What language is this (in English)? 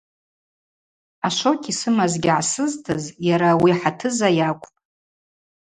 Abaza